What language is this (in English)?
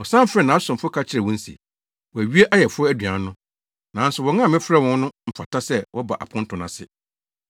Akan